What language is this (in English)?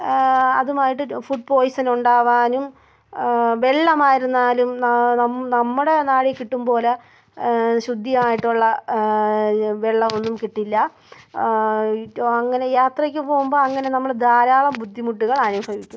Malayalam